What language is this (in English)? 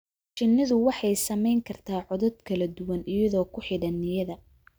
Somali